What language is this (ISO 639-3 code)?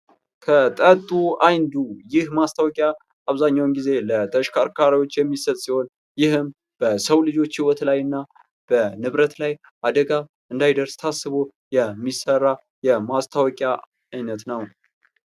amh